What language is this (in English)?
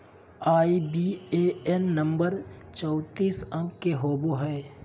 Magahi